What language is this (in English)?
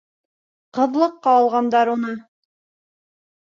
Bashkir